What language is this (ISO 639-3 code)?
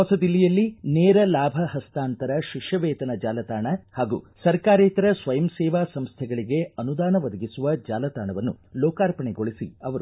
kan